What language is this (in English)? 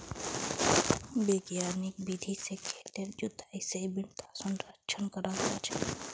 Magahi